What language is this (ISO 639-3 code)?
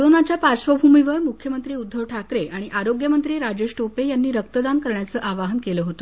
mar